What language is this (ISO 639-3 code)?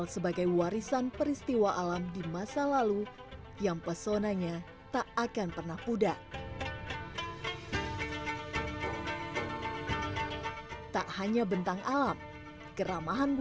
ind